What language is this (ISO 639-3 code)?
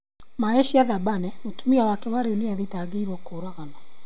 kik